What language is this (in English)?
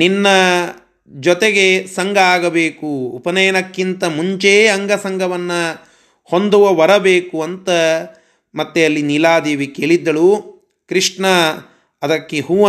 Kannada